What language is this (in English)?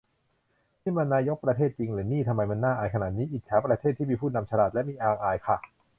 Thai